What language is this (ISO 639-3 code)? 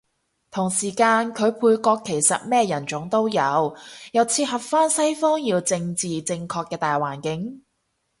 yue